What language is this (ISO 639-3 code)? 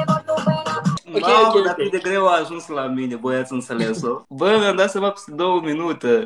ron